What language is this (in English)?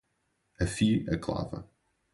Portuguese